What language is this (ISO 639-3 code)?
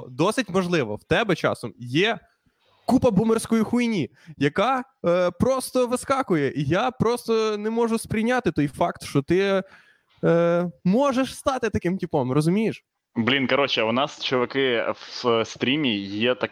ukr